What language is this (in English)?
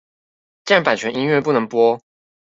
Chinese